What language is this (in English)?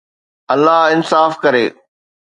Sindhi